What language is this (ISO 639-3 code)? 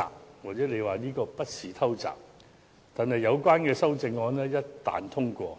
yue